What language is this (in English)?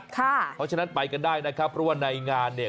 Thai